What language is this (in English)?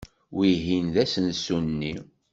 Kabyle